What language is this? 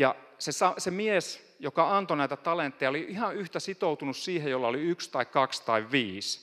Finnish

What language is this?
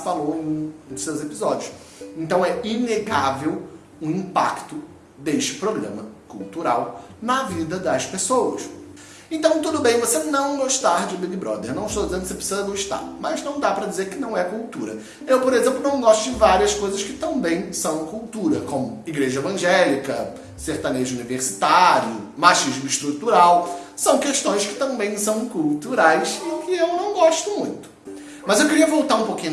Portuguese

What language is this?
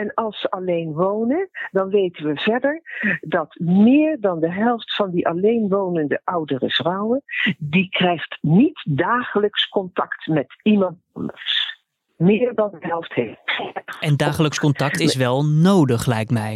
Dutch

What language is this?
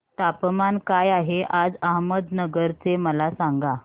Marathi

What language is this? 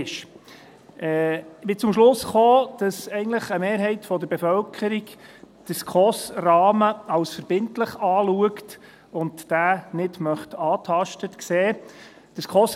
Swiss German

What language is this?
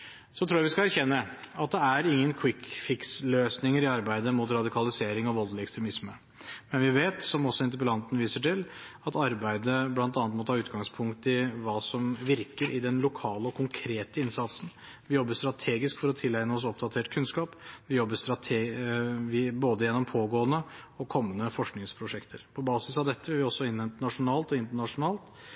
Norwegian Bokmål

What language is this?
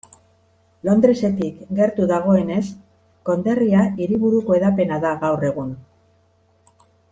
Basque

